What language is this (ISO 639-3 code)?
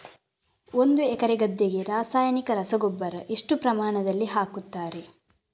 kan